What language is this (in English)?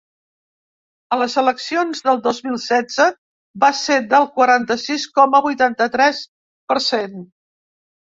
Catalan